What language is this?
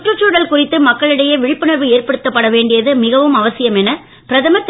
Tamil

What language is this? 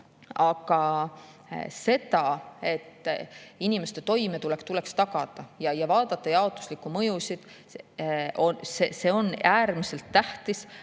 Estonian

